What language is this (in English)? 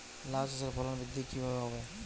Bangla